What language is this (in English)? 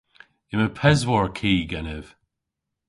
Cornish